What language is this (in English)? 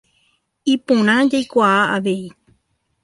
Guarani